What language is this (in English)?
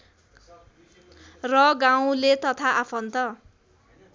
Nepali